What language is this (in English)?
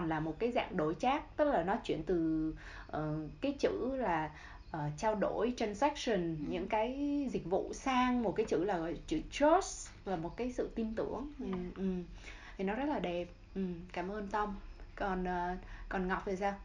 Vietnamese